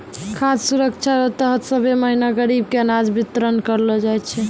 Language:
Maithili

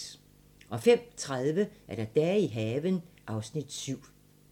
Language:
Danish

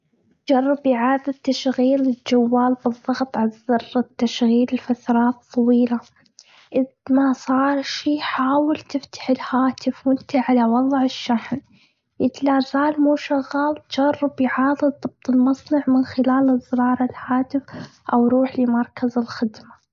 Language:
Gulf Arabic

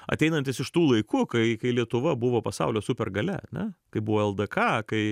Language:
Lithuanian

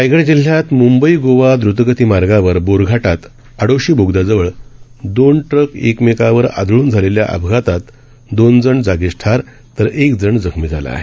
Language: Marathi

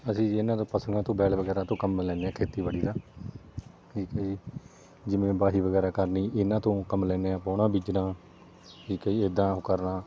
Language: Punjabi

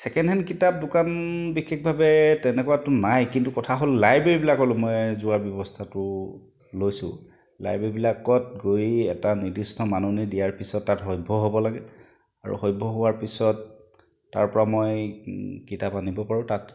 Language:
Assamese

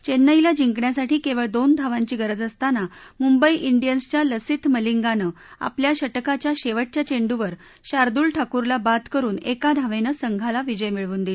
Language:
Marathi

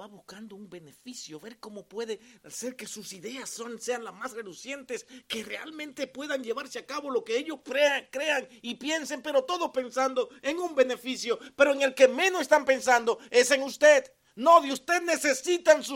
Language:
Spanish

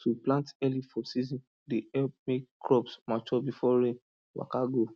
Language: Nigerian Pidgin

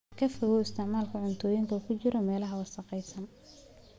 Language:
Somali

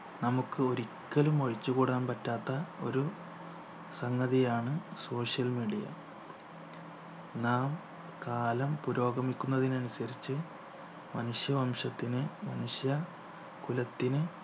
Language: Malayalam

